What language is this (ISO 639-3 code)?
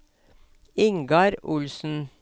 nor